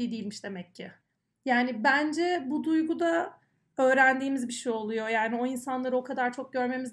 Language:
Turkish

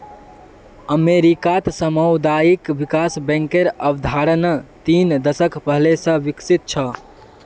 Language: Magahi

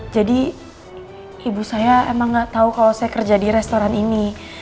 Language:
Indonesian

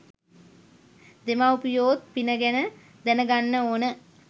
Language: Sinhala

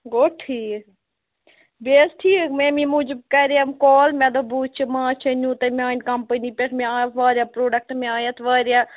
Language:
Kashmiri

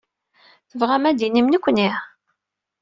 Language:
Kabyle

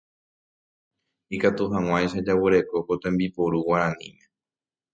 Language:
Guarani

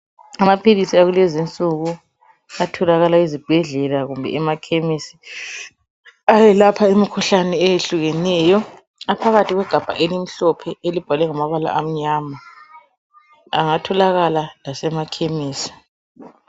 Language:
North Ndebele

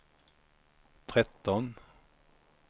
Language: Swedish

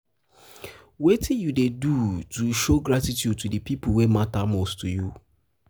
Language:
Nigerian Pidgin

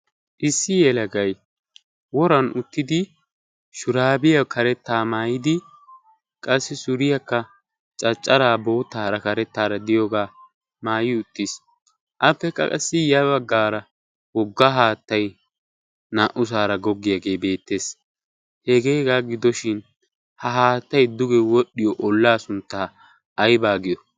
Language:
Wolaytta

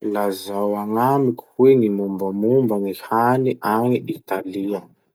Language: Masikoro Malagasy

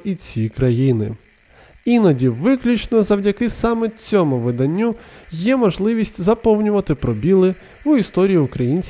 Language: Ukrainian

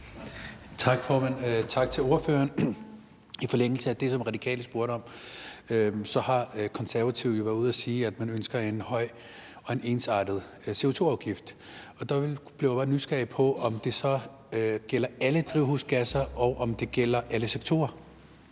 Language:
Danish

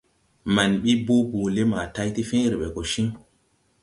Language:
Tupuri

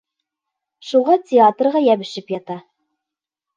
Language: Bashkir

